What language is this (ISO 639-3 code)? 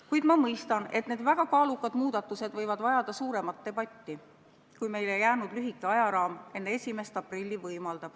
est